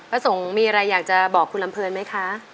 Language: Thai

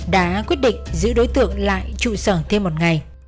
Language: Vietnamese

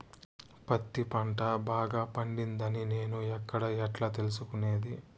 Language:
Telugu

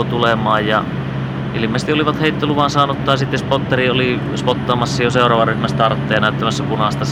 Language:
Finnish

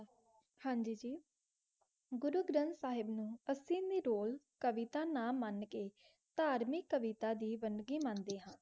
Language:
Punjabi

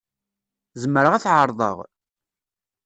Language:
Kabyle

